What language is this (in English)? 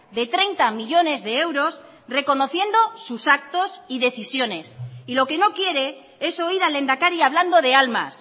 Spanish